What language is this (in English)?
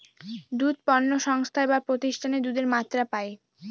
Bangla